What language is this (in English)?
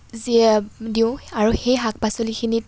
Assamese